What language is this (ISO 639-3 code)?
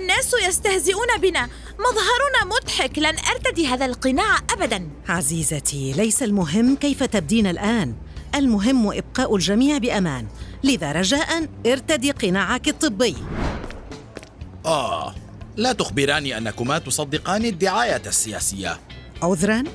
ara